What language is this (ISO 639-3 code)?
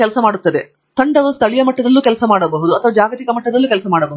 kan